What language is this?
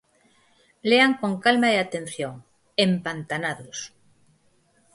Galician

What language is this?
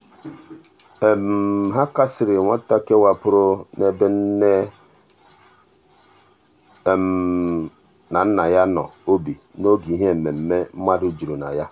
Igbo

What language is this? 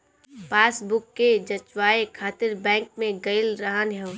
Bhojpuri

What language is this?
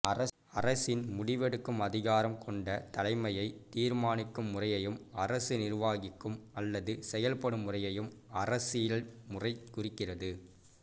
Tamil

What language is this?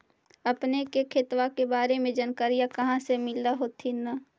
Magahi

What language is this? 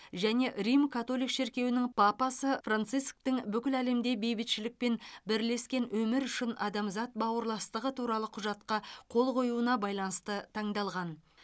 Kazakh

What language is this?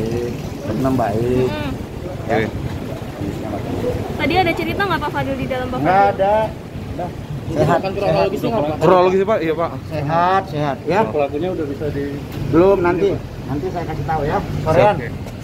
Indonesian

